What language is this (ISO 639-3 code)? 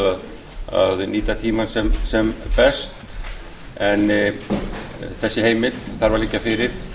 isl